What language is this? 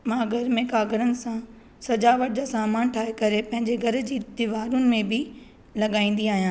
Sindhi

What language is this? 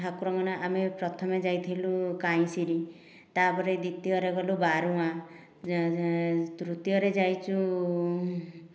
Odia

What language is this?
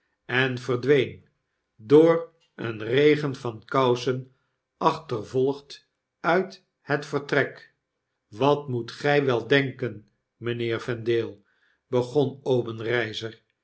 Dutch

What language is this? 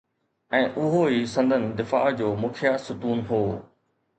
Sindhi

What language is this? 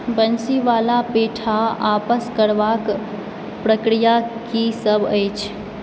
Maithili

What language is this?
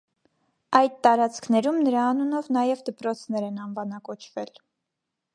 Armenian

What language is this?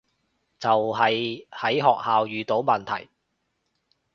Cantonese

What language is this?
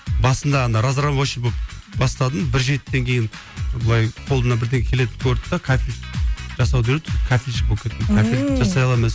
Kazakh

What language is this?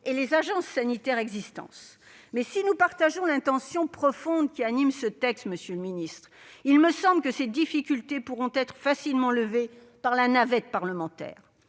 French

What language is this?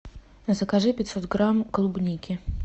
Russian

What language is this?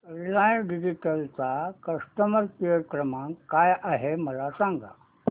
Marathi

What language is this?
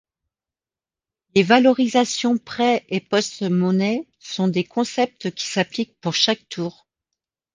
French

